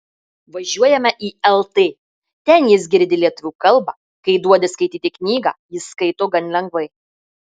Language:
Lithuanian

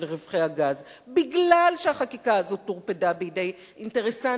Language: Hebrew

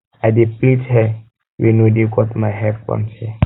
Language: Nigerian Pidgin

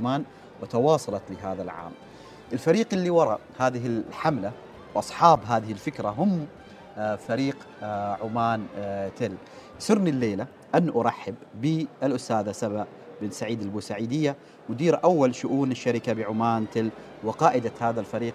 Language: Arabic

